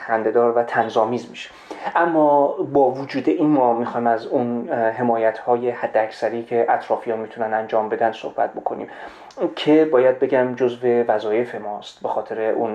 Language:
Persian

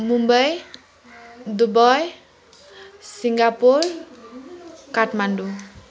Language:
Nepali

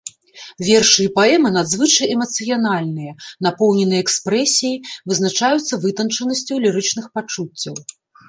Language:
Belarusian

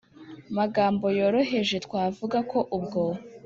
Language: Kinyarwanda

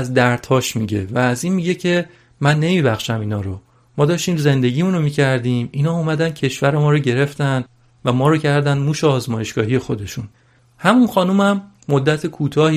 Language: Persian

